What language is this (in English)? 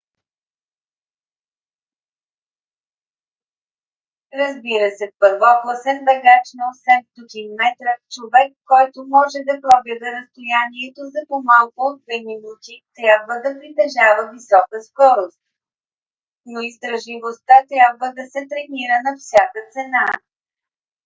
Bulgarian